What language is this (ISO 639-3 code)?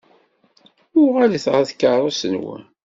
kab